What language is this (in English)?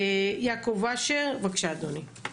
Hebrew